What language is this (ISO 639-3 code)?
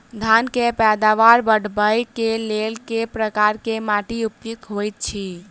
mai